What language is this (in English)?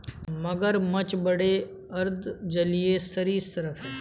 Hindi